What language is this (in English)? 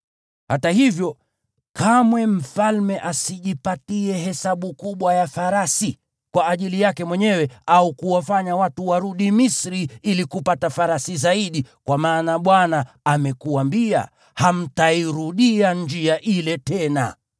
Swahili